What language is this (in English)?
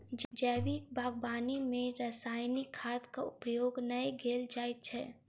Maithili